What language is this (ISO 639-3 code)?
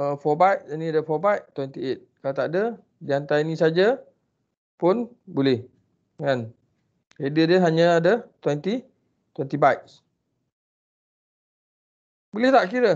msa